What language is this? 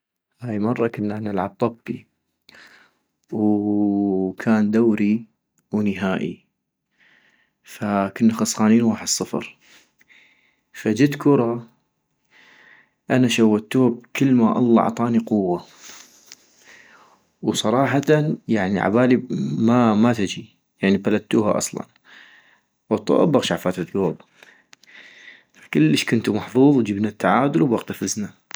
North Mesopotamian Arabic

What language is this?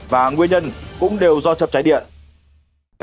Vietnamese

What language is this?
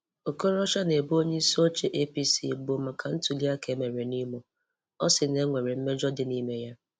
Igbo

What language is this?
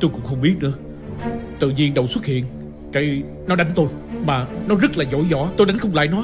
Vietnamese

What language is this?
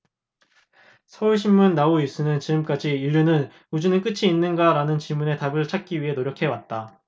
Korean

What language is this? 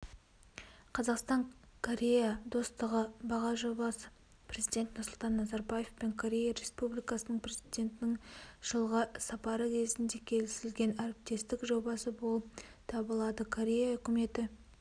Kazakh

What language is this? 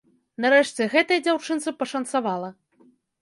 Belarusian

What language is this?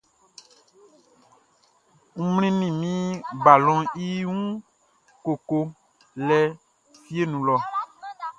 Baoulé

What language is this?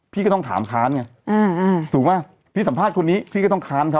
Thai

